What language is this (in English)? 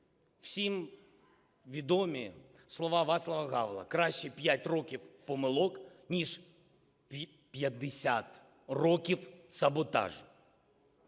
Ukrainian